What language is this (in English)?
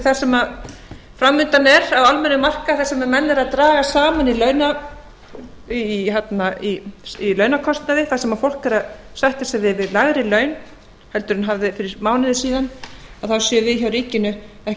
Icelandic